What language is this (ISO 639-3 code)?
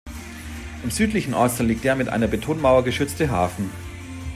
deu